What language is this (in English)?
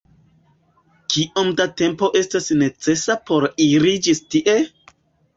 Esperanto